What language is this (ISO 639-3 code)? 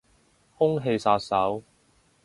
yue